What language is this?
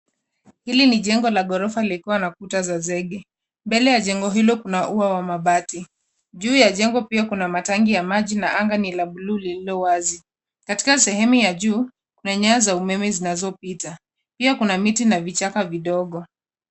Swahili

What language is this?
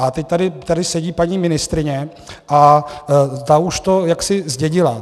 Czech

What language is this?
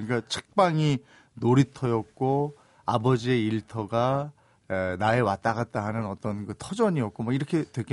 Korean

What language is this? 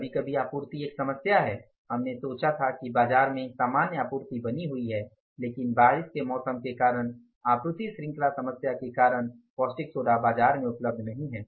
Hindi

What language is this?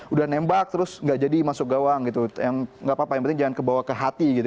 Indonesian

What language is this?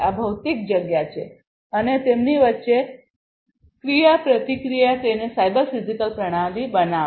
Gujarati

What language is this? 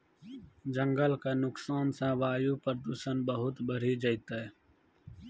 Maithili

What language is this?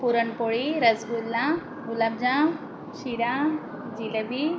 Marathi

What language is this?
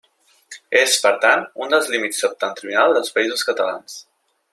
Catalan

